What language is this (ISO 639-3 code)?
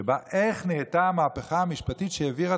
heb